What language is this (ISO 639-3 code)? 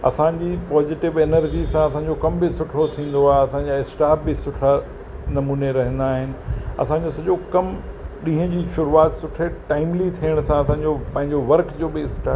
snd